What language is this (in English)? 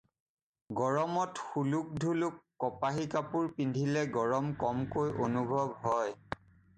Assamese